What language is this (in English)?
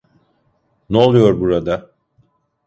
Turkish